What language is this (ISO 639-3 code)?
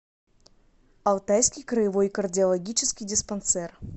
rus